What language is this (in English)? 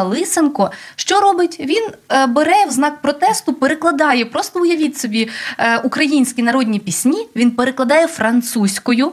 Ukrainian